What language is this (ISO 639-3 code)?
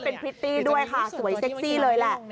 tha